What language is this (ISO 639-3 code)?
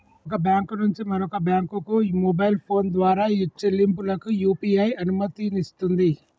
tel